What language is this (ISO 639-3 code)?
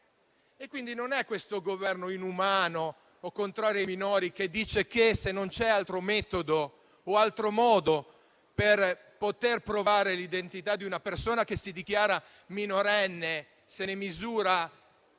ita